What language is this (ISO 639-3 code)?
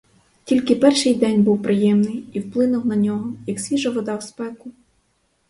ukr